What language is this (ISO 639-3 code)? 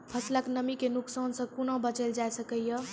mai